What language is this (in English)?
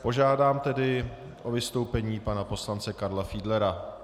Czech